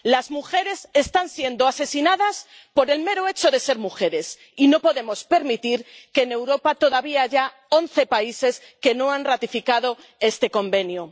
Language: Spanish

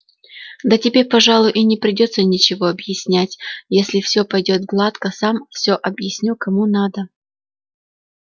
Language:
Russian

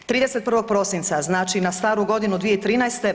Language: Croatian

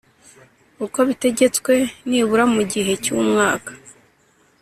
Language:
Kinyarwanda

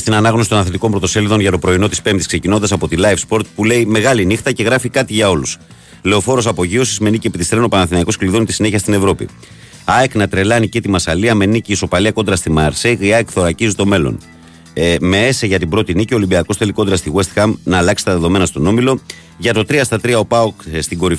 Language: Greek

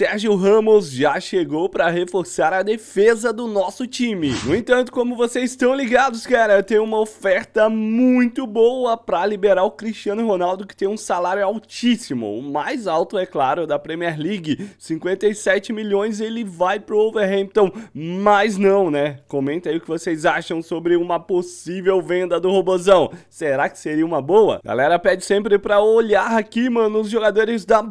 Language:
Portuguese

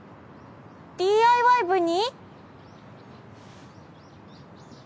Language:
Japanese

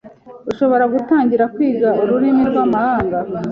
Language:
Kinyarwanda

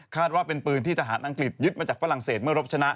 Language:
Thai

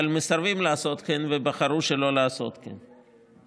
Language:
Hebrew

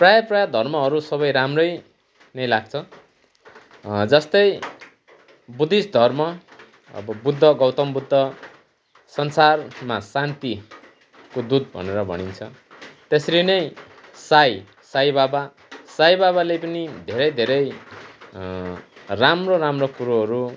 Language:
Nepali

